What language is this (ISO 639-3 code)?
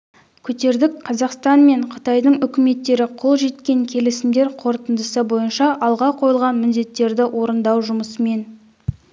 kaz